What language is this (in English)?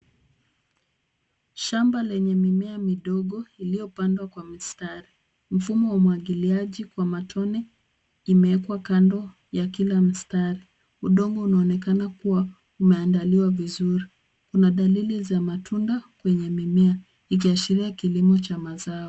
Swahili